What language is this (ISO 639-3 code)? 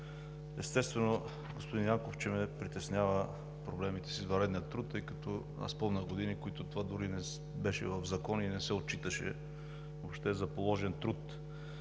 bul